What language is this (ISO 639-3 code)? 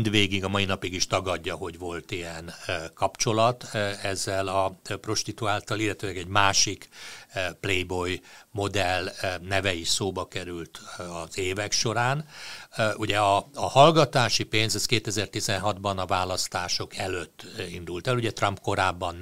hun